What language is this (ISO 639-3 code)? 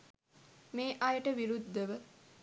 sin